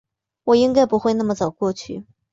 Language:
Chinese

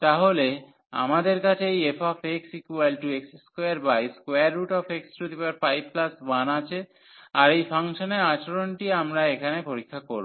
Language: Bangla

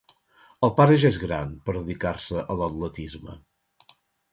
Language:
Catalan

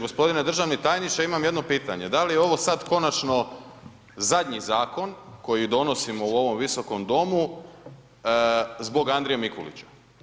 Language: Croatian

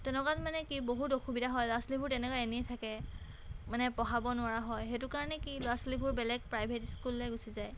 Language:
Assamese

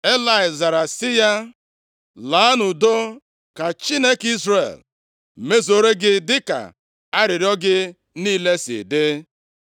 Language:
Igbo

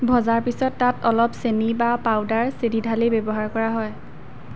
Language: Assamese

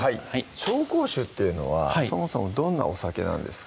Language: Japanese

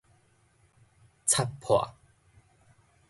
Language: Min Nan Chinese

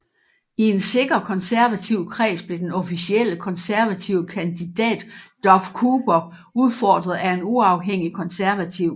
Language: Danish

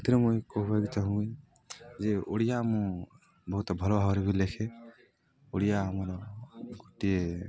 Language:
Odia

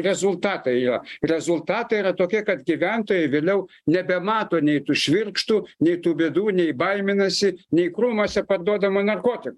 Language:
Lithuanian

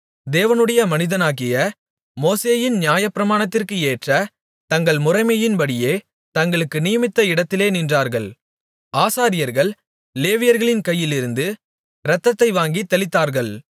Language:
Tamil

